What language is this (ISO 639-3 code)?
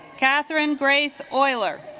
eng